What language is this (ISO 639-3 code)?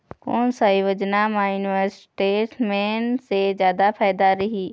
hne